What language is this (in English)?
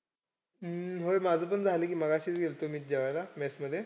Marathi